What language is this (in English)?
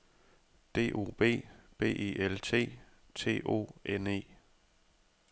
Danish